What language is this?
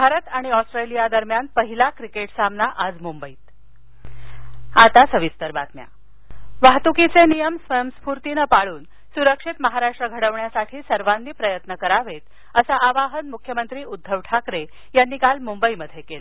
Marathi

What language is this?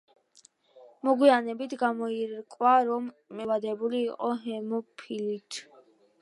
Georgian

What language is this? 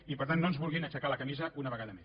Catalan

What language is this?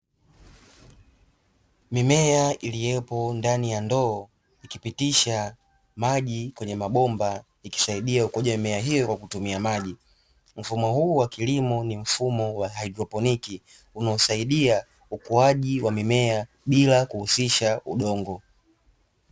Swahili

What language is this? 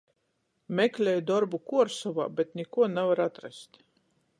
Latgalian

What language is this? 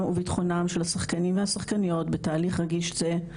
Hebrew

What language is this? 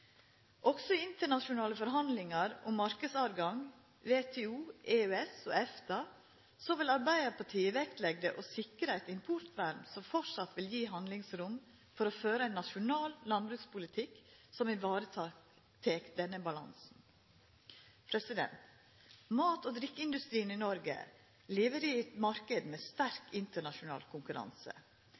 Norwegian Nynorsk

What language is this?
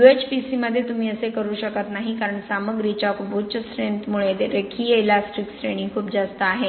Marathi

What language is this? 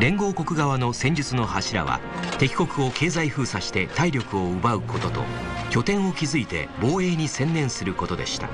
Japanese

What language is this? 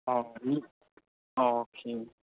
Manipuri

